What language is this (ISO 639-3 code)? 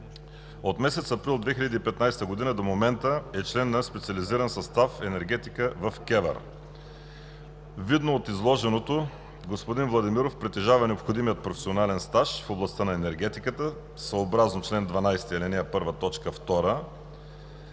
bul